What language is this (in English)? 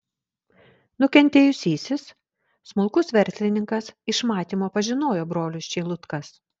Lithuanian